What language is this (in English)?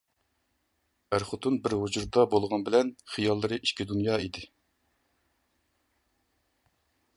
Uyghur